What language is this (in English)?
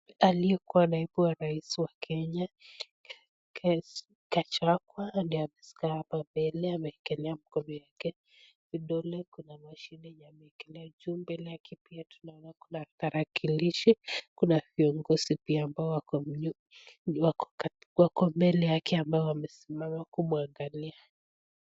Swahili